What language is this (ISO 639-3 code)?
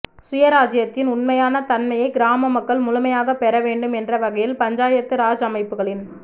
tam